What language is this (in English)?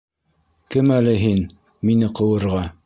Bashkir